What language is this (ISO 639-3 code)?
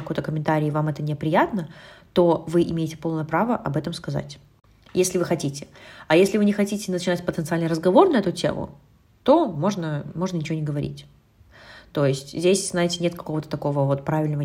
rus